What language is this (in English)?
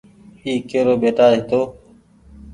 Goaria